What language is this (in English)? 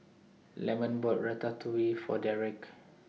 English